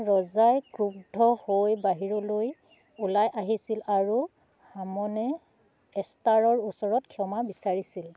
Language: Assamese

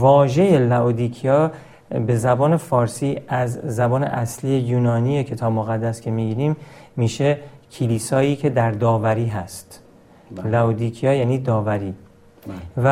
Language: Persian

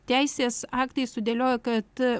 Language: Lithuanian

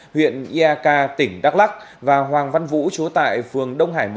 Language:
Vietnamese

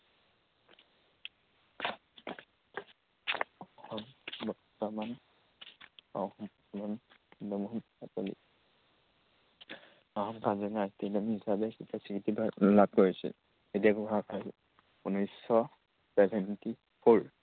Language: Assamese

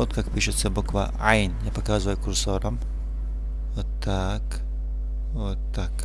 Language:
Russian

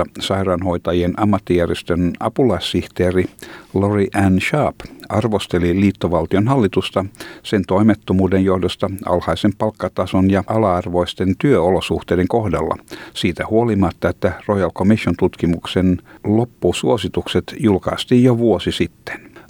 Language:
Finnish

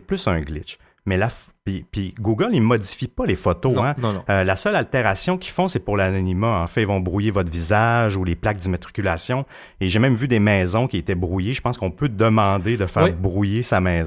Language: French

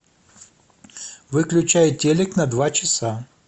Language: Russian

